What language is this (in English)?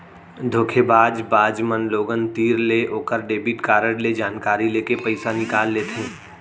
Chhattisgarhi